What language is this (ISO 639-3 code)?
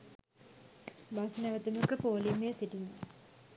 sin